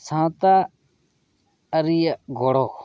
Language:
Santali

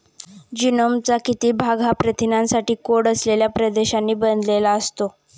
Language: Marathi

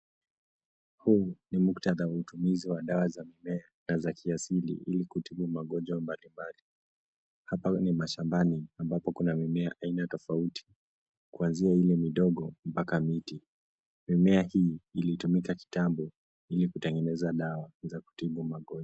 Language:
Swahili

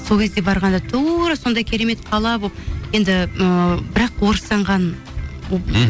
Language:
Kazakh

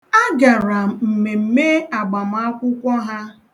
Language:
Igbo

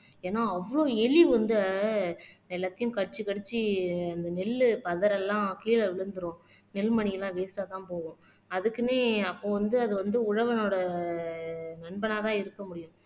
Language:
Tamil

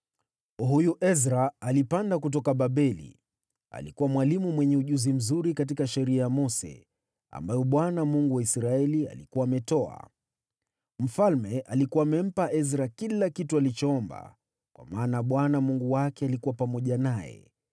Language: Swahili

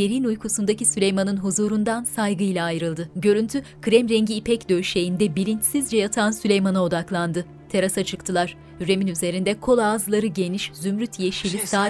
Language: Turkish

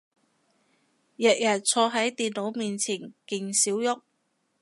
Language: Cantonese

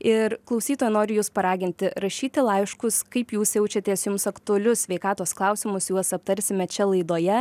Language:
Lithuanian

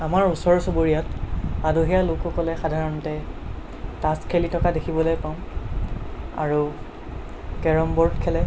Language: Assamese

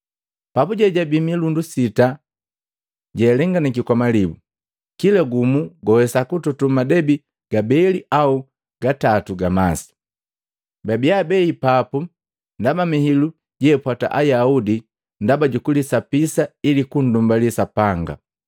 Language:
Matengo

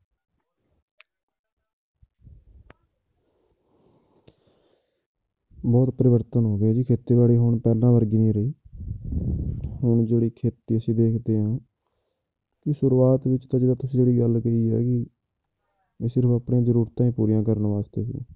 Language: Punjabi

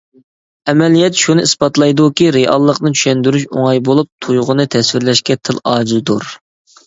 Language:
Uyghur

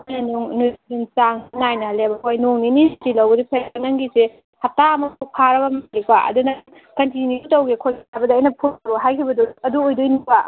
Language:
Manipuri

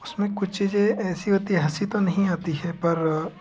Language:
Hindi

